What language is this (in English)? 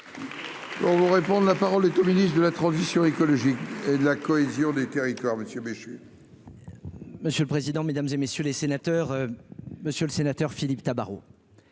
French